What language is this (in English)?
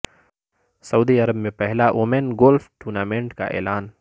Urdu